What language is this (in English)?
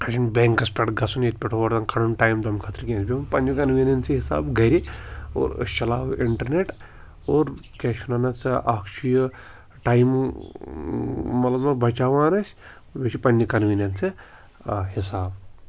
Kashmiri